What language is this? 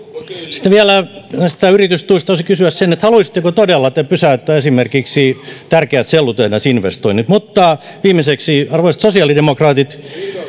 Finnish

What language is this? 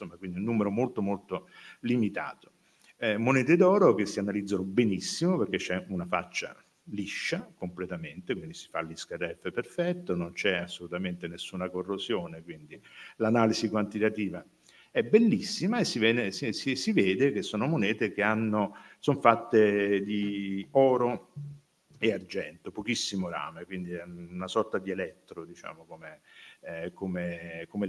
Italian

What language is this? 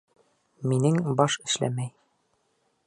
Bashkir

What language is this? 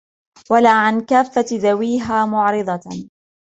Arabic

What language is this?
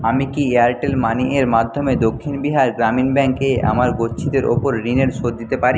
Bangla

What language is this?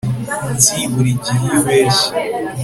Kinyarwanda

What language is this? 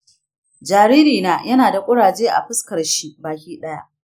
Hausa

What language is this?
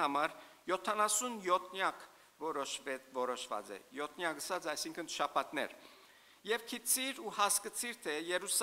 Turkish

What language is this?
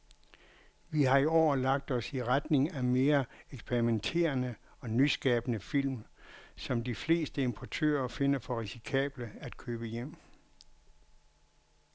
Danish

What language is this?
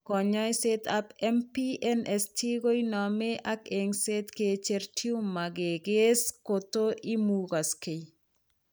Kalenjin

